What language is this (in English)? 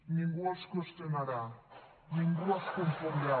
Catalan